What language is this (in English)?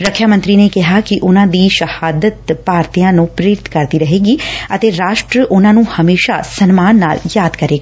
Punjabi